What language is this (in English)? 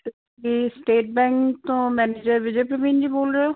Punjabi